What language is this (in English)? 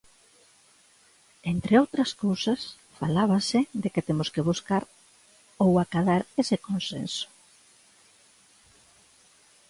Galician